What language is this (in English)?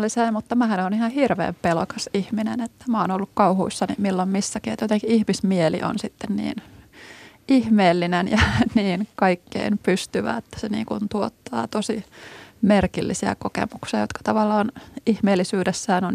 Finnish